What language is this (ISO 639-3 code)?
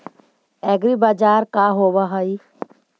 mag